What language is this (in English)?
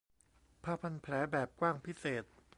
Thai